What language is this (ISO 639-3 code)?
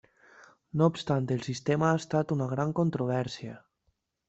cat